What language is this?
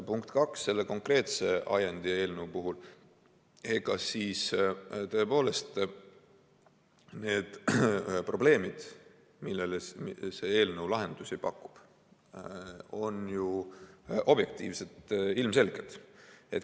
Estonian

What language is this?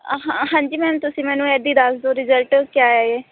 Punjabi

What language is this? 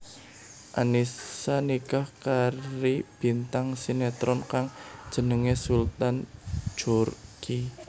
Javanese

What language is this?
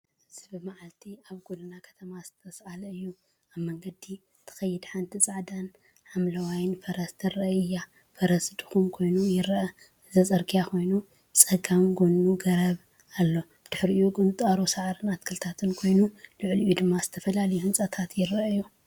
Tigrinya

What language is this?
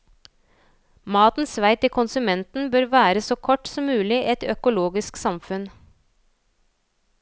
Norwegian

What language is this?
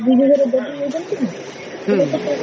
Odia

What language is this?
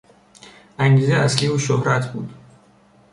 Persian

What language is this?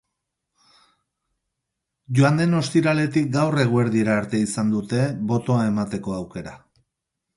Basque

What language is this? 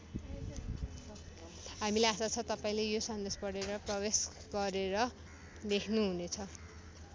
Nepali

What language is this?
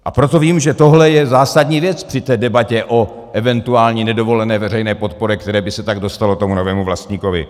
Czech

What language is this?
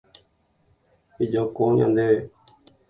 Guarani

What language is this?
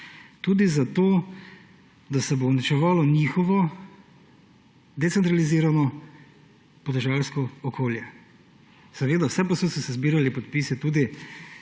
Slovenian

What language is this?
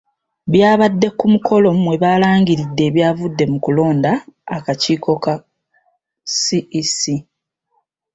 Ganda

